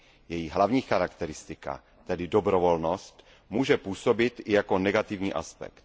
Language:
Czech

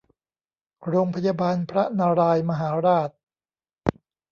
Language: Thai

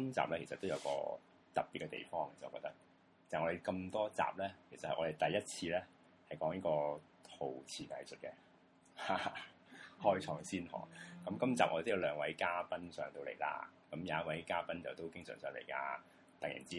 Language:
Chinese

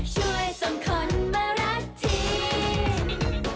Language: Thai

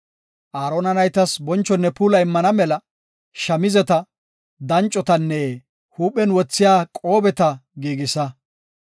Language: Gofa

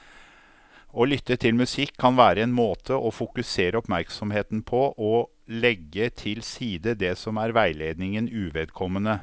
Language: Norwegian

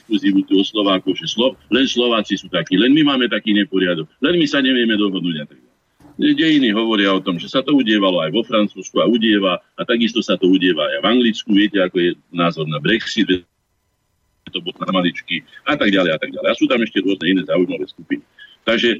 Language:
Slovak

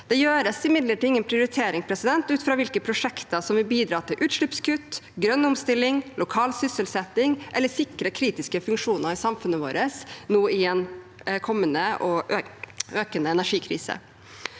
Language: Norwegian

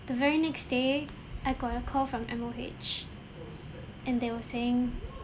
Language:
English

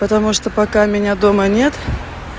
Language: Russian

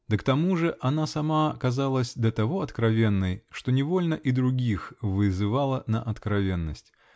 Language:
Russian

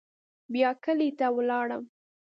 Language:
Pashto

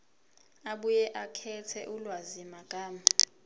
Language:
Zulu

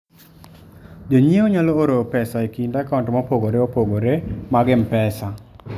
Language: Luo (Kenya and Tanzania)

